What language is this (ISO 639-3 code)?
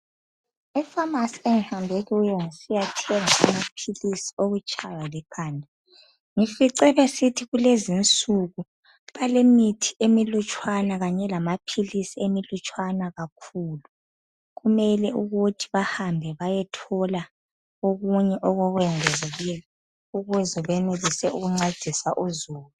nde